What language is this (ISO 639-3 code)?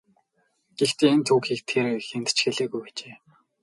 mon